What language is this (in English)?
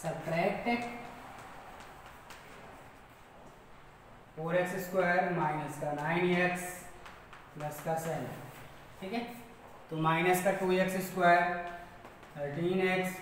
Hindi